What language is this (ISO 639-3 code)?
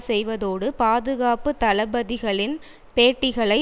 tam